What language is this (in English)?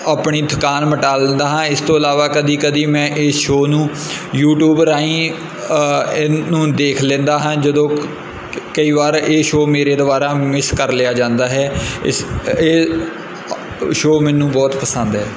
Punjabi